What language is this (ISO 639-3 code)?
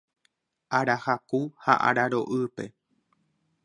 grn